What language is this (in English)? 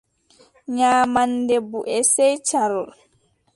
Adamawa Fulfulde